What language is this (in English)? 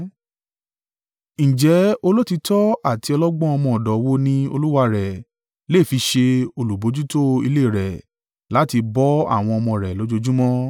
Yoruba